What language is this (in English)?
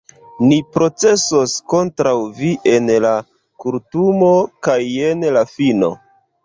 Esperanto